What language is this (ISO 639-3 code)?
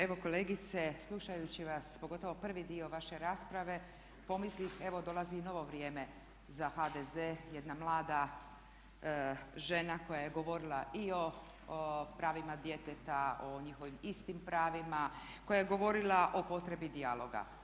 hrv